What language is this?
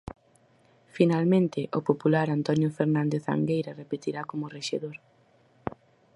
Galician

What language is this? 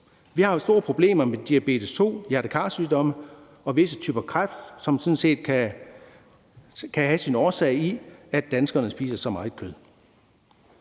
Danish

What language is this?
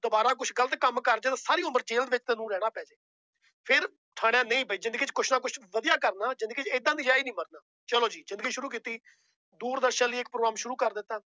Punjabi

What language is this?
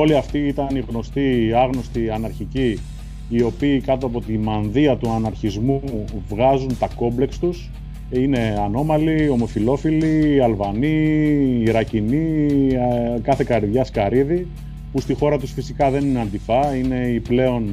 Greek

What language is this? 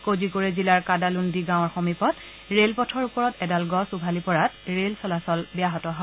Assamese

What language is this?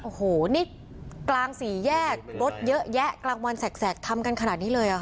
Thai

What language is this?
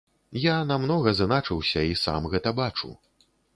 Belarusian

